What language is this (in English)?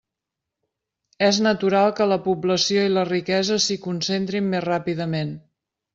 Catalan